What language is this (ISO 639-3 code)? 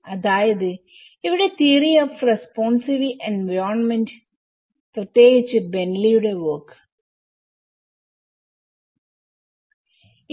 mal